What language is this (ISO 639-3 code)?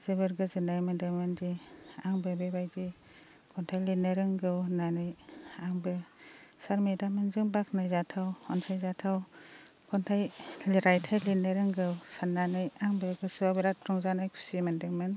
brx